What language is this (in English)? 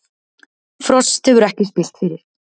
Icelandic